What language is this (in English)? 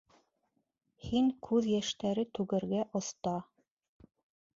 Bashkir